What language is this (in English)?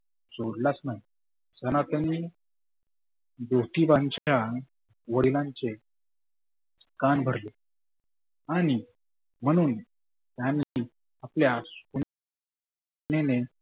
Marathi